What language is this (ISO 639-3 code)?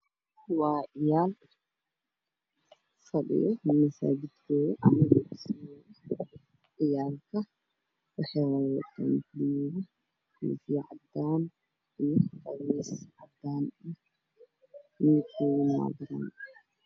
som